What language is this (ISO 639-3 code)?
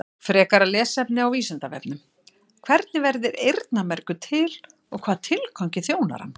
isl